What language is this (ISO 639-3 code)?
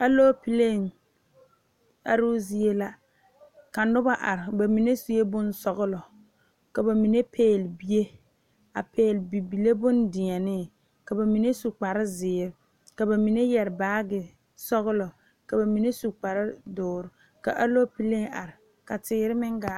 dga